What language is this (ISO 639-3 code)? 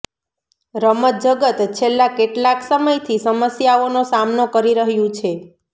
guj